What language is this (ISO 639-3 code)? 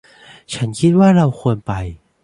tha